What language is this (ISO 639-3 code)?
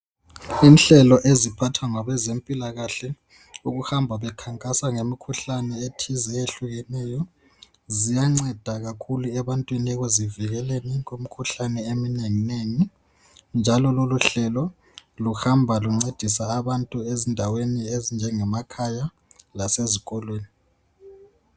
nde